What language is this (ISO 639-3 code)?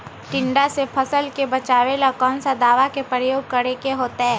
mag